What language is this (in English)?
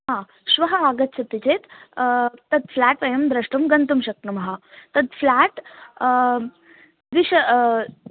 Sanskrit